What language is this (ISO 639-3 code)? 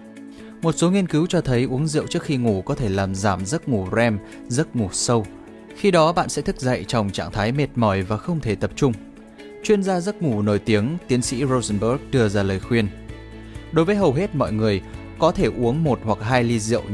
vie